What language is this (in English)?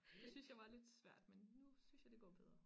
Danish